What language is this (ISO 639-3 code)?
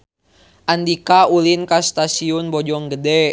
sun